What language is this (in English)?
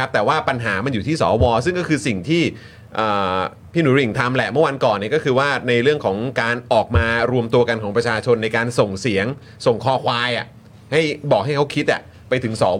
Thai